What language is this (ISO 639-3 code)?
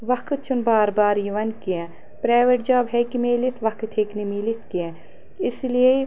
kas